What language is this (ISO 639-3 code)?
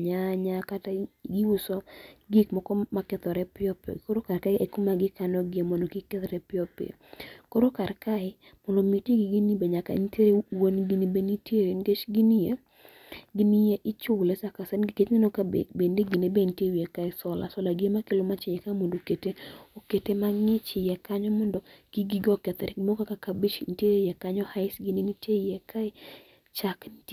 luo